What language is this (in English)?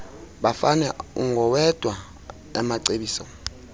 Xhosa